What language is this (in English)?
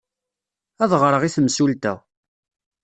Kabyle